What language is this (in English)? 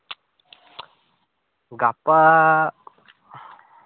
Santali